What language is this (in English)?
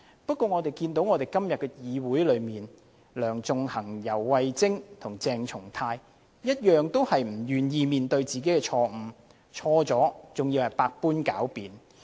Cantonese